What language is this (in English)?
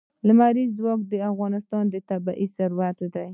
Pashto